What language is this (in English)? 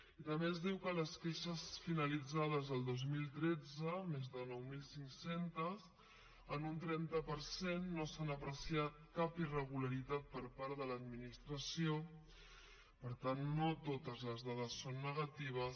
Catalan